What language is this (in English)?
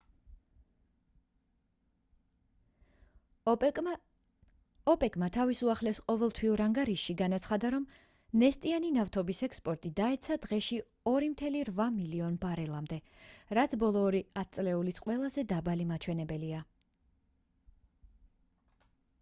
Georgian